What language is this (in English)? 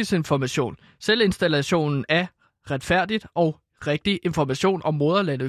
Danish